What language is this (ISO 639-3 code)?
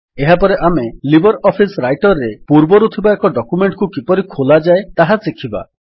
ori